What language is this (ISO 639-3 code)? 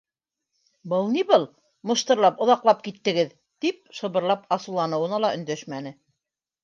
bak